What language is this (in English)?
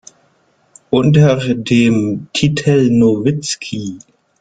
German